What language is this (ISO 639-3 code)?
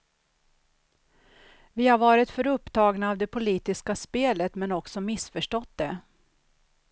swe